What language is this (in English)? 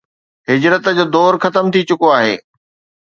Sindhi